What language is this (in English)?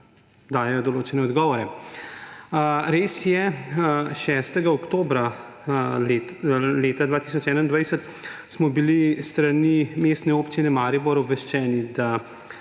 Slovenian